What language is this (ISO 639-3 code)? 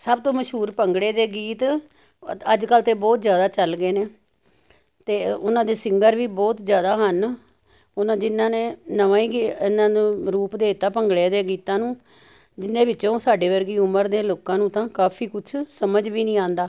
pan